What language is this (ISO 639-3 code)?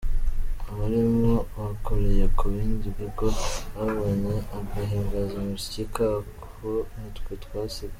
kin